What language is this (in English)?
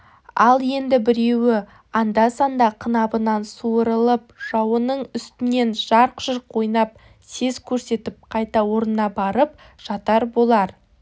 Kazakh